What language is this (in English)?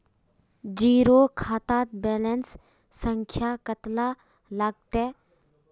Magahi